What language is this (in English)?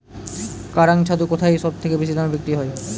Bangla